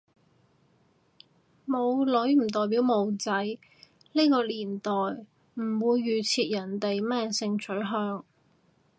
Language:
Cantonese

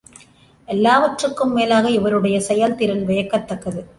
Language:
Tamil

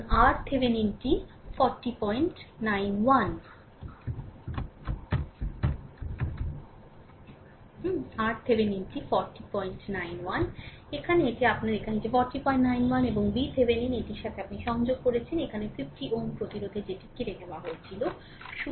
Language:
Bangla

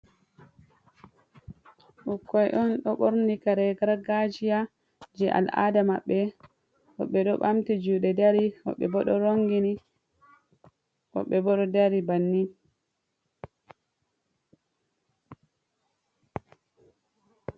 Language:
Fula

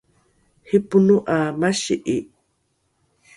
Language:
Rukai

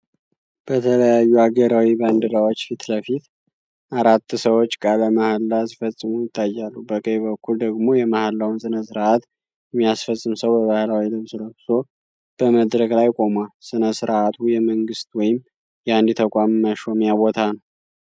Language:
Amharic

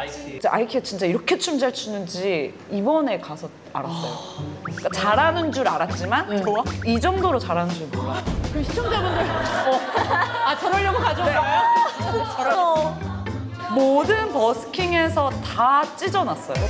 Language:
Korean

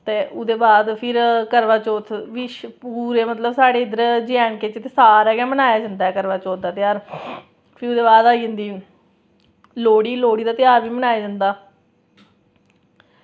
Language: Dogri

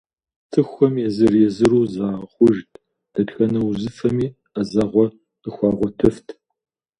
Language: Kabardian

